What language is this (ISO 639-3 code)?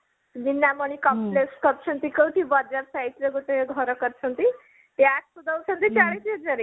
ori